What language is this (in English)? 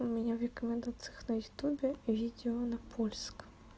Russian